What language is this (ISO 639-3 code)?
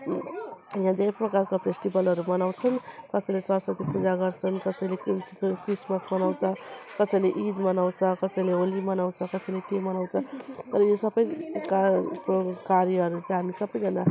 nep